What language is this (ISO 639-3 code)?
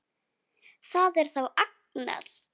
isl